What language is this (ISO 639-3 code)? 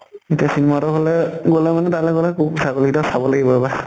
asm